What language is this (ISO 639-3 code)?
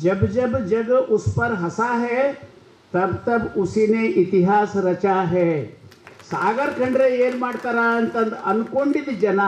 kan